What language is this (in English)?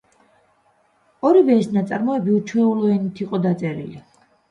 Georgian